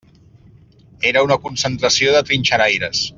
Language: Catalan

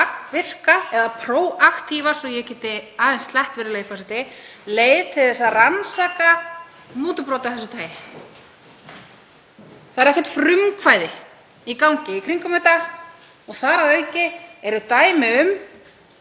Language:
Icelandic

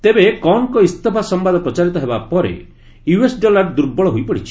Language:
Odia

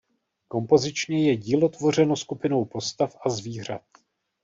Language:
Czech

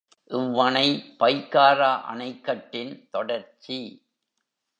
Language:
Tamil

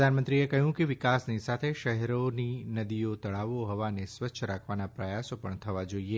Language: Gujarati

